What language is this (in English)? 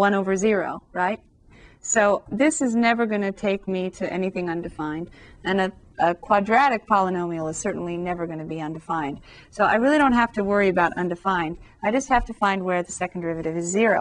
English